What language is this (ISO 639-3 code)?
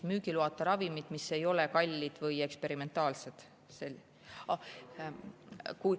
est